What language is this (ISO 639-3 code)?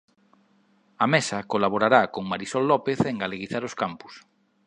glg